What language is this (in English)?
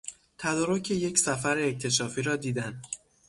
Persian